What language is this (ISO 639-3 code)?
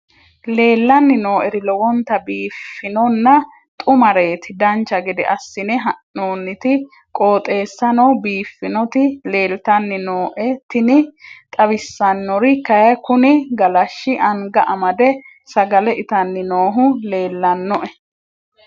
sid